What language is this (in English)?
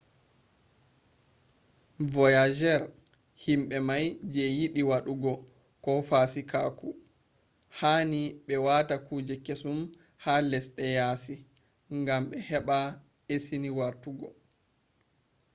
Fula